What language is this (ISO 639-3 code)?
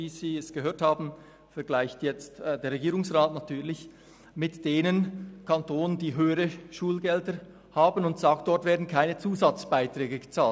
gsw